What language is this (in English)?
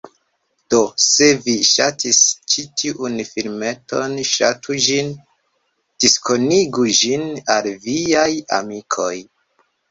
Esperanto